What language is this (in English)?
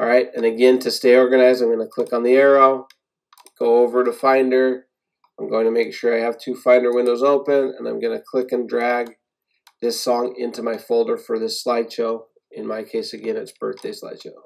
English